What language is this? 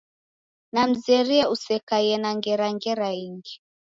Taita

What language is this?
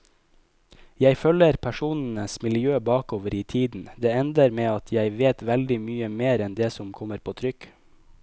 Norwegian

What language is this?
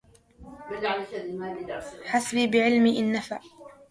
Arabic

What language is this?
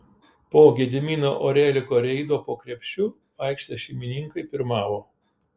Lithuanian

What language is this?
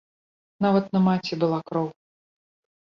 Belarusian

